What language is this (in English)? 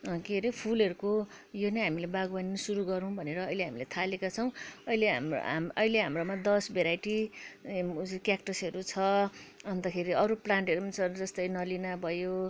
Nepali